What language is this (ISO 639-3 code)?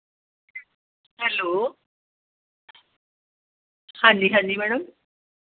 pan